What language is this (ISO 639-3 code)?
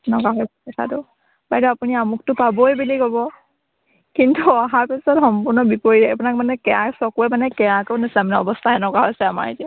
asm